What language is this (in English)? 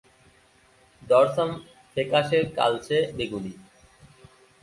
Bangla